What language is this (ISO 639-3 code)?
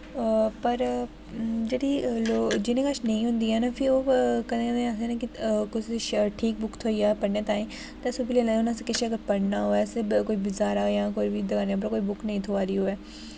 doi